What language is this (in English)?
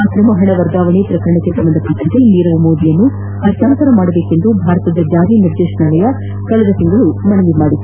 Kannada